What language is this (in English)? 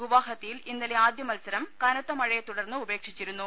Malayalam